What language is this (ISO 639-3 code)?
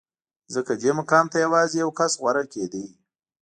pus